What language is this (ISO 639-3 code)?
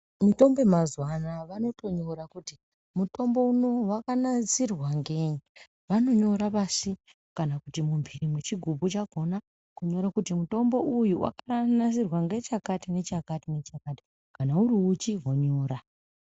ndc